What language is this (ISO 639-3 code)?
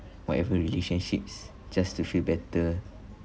eng